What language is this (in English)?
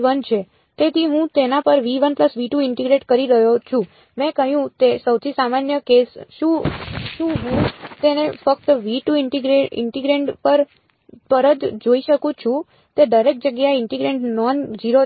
Gujarati